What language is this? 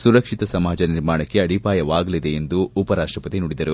Kannada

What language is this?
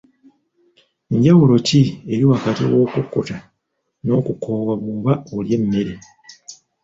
Ganda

